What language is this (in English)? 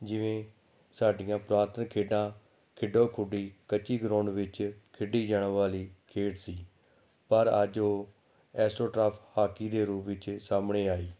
Punjabi